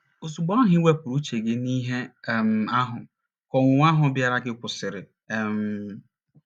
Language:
Igbo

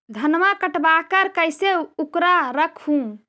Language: Magahi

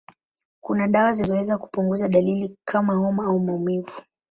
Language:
Swahili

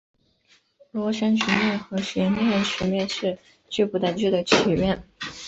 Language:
Chinese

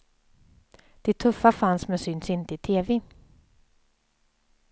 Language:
Swedish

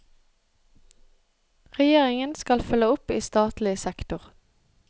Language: Norwegian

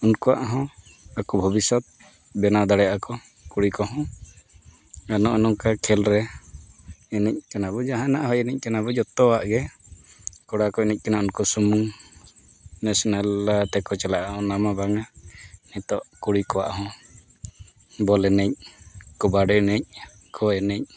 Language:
Santali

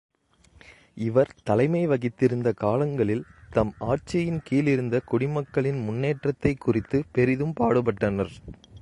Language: Tamil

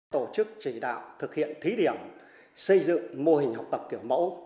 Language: Vietnamese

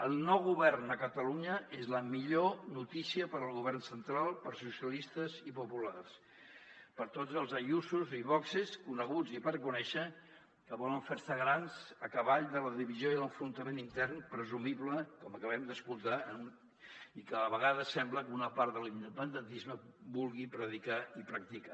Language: Catalan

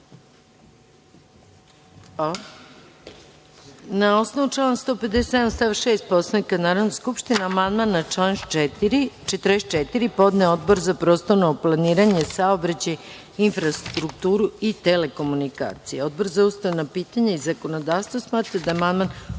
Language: Serbian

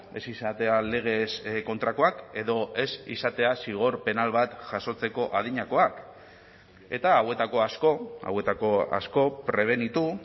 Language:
Basque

